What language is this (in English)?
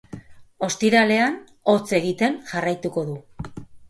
Basque